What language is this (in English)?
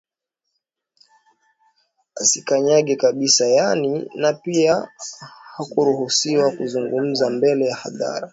Swahili